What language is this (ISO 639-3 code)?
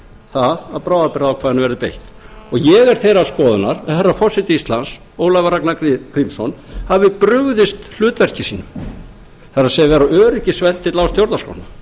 isl